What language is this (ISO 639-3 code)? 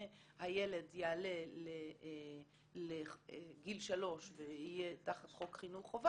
heb